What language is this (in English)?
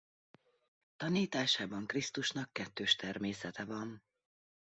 Hungarian